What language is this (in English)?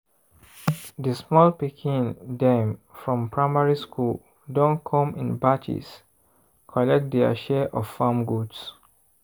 Nigerian Pidgin